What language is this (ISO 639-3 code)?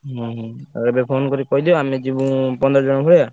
ori